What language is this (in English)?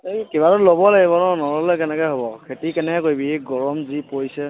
Assamese